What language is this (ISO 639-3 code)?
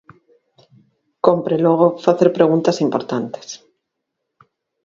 glg